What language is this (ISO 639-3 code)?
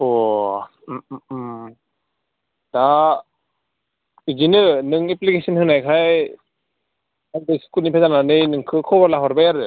brx